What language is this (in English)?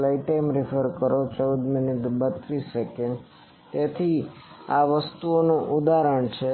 Gujarati